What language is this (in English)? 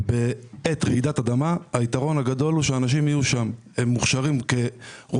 Hebrew